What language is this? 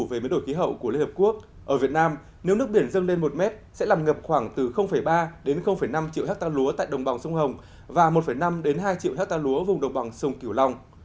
Vietnamese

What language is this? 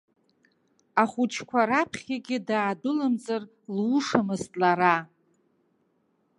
Abkhazian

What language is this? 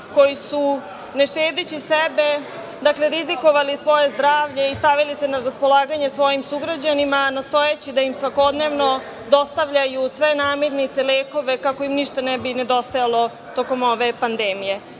Serbian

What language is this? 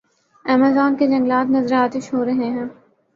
Urdu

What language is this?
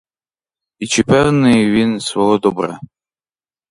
Ukrainian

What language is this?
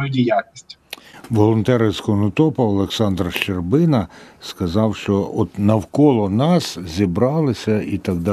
Ukrainian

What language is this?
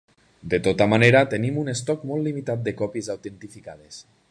Catalan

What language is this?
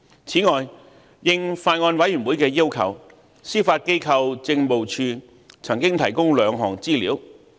Cantonese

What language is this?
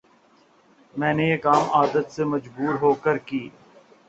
Urdu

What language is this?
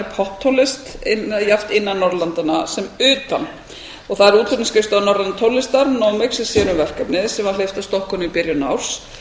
Icelandic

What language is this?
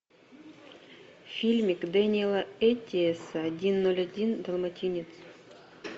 Russian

